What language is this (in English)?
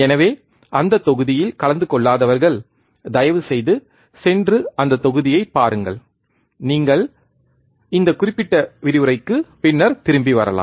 Tamil